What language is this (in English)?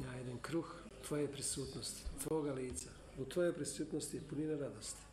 Croatian